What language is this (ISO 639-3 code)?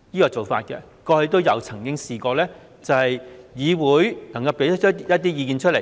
yue